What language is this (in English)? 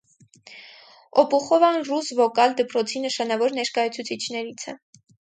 Armenian